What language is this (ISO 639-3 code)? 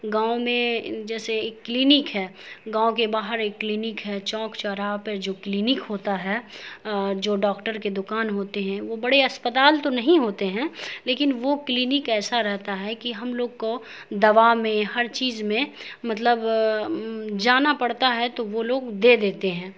urd